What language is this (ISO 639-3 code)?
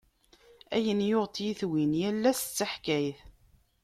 kab